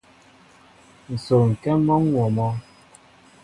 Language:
Mbo (Cameroon)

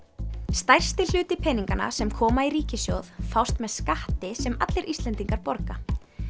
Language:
Icelandic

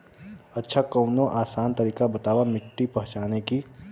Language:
Bhojpuri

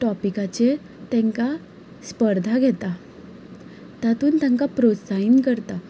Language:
Konkani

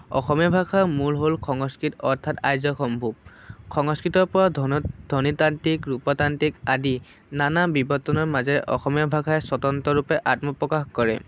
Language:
Assamese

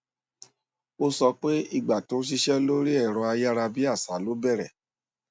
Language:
Yoruba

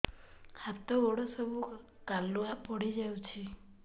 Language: Odia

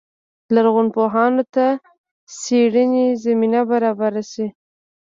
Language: Pashto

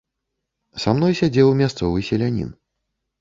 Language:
Belarusian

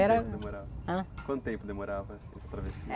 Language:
Portuguese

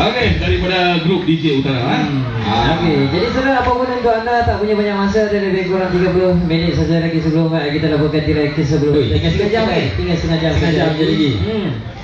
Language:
Malay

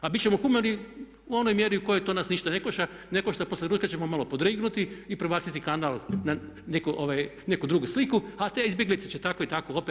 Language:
Croatian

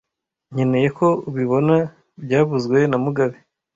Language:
Kinyarwanda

